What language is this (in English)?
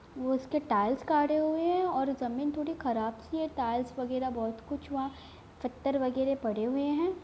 Hindi